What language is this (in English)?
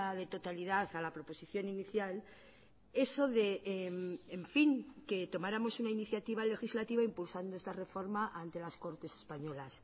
Spanish